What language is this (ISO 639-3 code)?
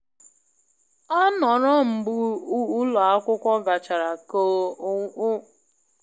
ibo